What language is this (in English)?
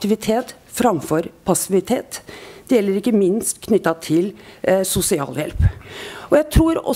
Norwegian